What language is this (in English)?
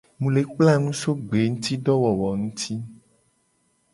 Gen